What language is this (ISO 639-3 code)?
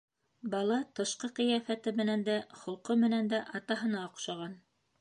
bak